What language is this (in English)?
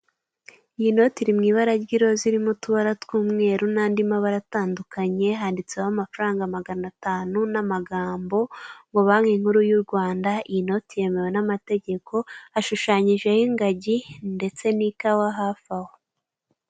Kinyarwanda